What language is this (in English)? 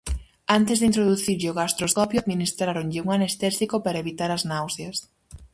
Galician